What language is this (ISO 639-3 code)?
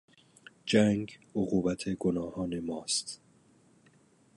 fas